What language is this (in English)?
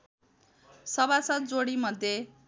Nepali